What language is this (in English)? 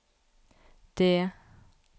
Norwegian